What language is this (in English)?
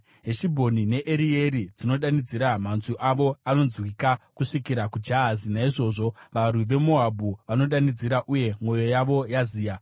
Shona